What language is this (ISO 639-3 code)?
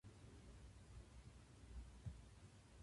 jpn